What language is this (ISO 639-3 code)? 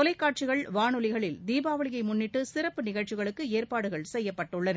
tam